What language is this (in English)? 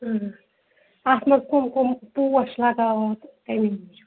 Kashmiri